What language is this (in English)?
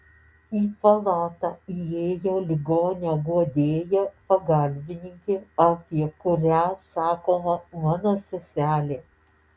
Lithuanian